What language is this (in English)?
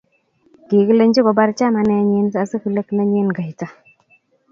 Kalenjin